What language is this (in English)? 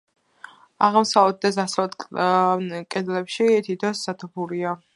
Georgian